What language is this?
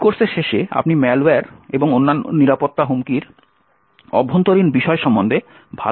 Bangla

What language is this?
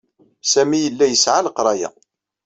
Kabyle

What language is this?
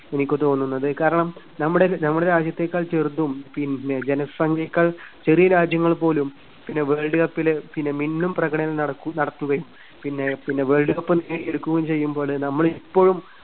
Malayalam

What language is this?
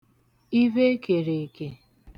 Igbo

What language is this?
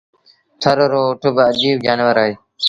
Sindhi Bhil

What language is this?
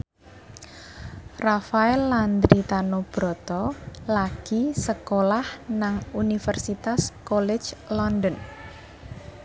Javanese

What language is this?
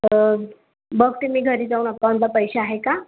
Marathi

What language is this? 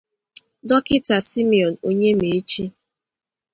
Igbo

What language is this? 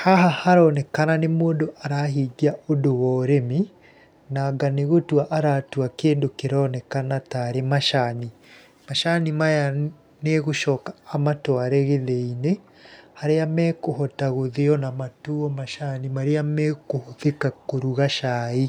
Kikuyu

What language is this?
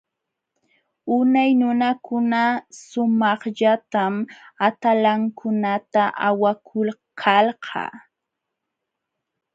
Jauja Wanca Quechua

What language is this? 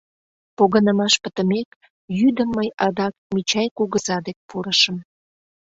Mari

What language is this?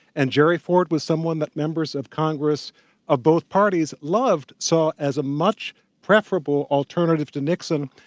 English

